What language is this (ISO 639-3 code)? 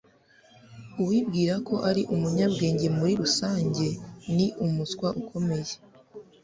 kin